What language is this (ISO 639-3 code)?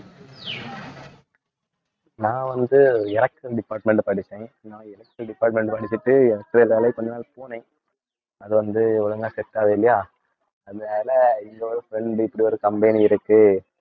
tam